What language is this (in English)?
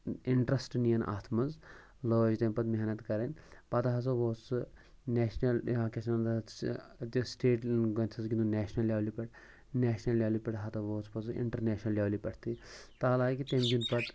Kashmiri